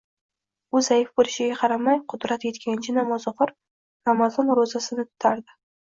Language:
Uzbek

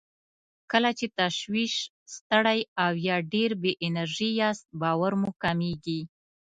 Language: Pashto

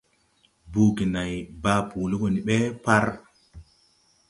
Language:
Tupuri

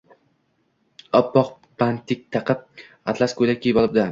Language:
Uzbek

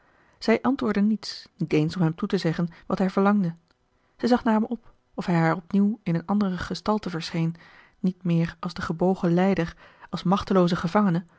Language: Dutch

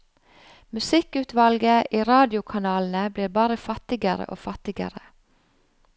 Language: Norwegian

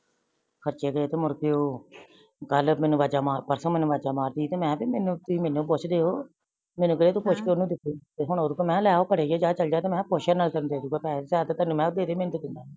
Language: Punjabi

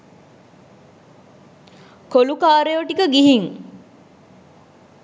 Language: Sinhala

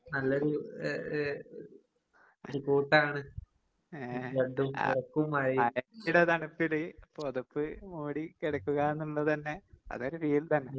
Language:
Malayalam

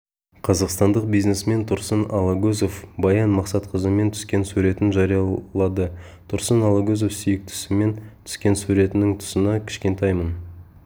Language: Kazakh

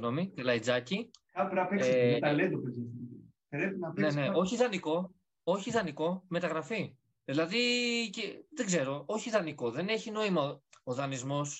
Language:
Greek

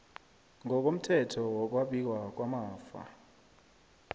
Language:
South Ndebele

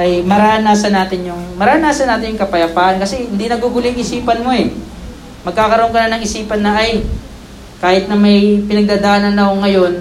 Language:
Filipino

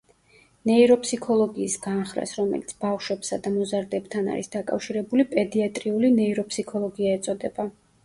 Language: Georgian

